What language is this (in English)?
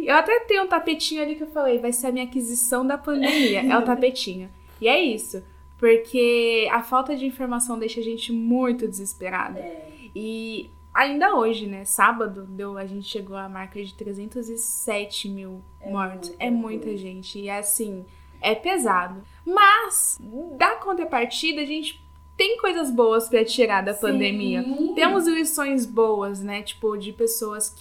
Portuguese